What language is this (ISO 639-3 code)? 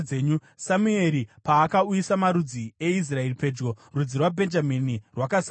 sna